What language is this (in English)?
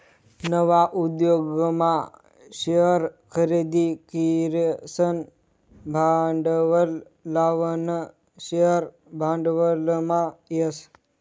Marathi